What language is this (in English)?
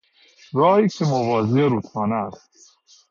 Persian